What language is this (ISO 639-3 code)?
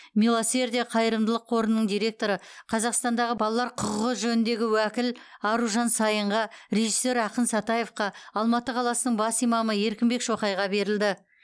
kaz